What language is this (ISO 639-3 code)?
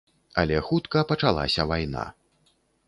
bel